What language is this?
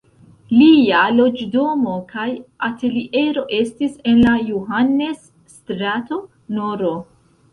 Esperanto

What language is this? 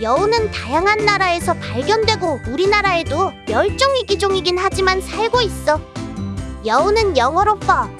Korean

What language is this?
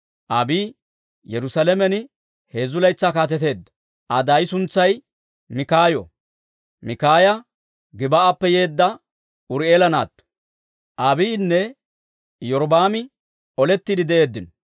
Dawro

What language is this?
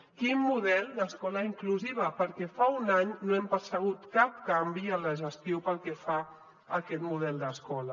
Catalan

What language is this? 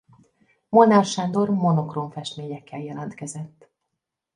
Hungarian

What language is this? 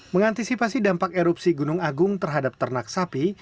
Indonesian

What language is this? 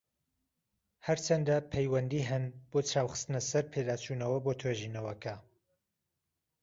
Central Kurdish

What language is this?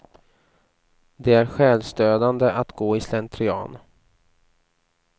Swedish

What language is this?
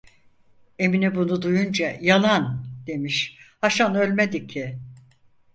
Turkish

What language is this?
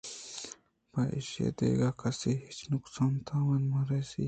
Eastern Balochi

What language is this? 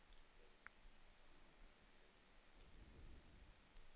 Swedish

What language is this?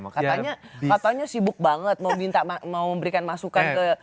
Indonesian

